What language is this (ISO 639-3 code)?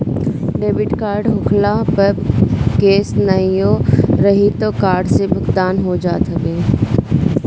bho